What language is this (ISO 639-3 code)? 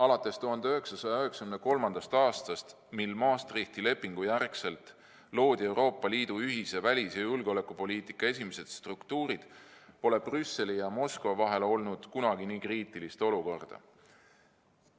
est